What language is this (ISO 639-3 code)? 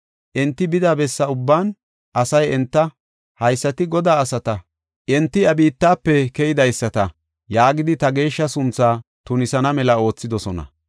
gof